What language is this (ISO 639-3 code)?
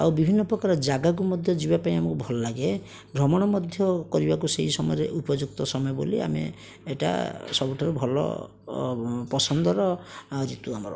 ori